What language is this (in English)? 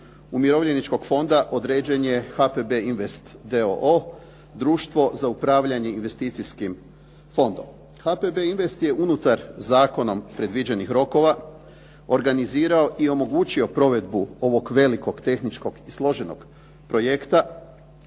Croatian